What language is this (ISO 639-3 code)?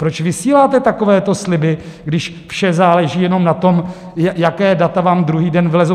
ces